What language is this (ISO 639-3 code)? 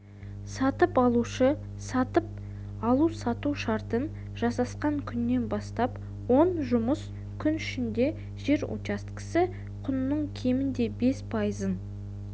kaz